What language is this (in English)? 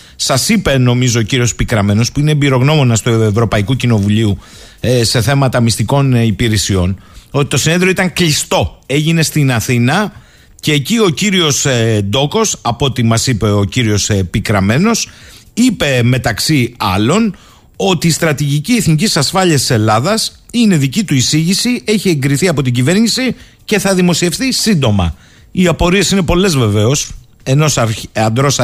Greek